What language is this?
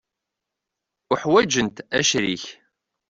Kabyle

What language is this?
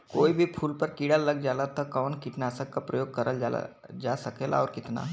Bhojpuri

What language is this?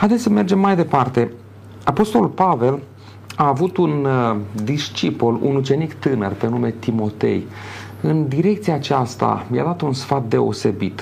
Romanian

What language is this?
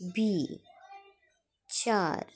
Dogri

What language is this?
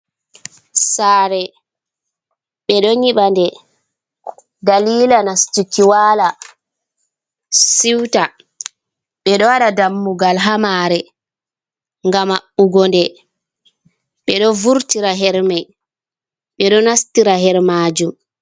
Fula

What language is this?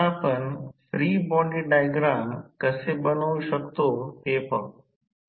Marathi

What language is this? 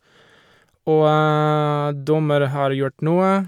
Norwegian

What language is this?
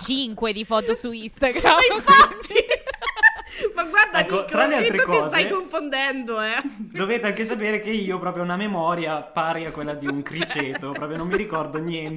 Italian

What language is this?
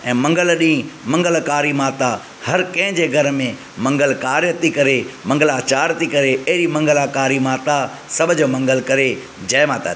Sindhi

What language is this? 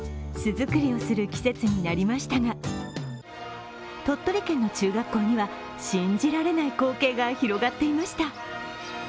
Japanese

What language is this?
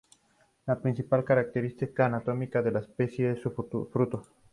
Spanish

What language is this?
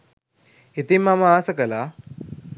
Sinhala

